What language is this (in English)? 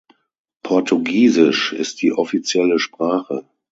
German